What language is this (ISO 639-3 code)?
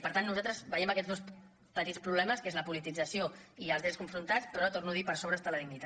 cat